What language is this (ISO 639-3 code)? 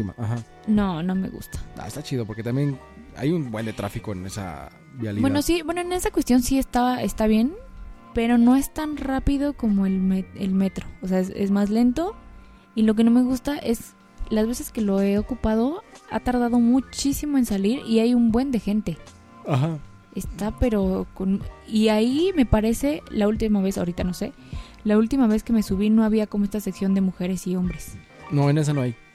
spa